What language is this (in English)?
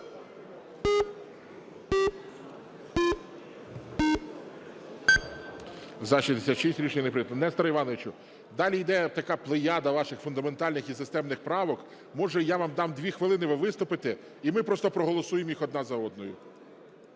Ukrainian